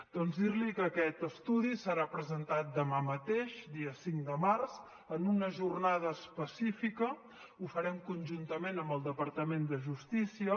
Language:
Catalan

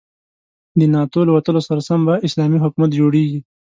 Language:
Pashto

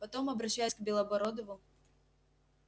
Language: Russian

